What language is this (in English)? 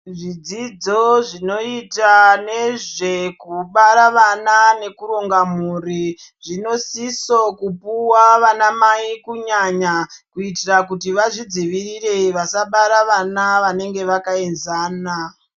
Ndau